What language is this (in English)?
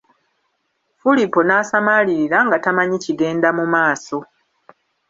Ganda